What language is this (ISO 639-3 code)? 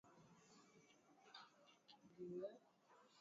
swa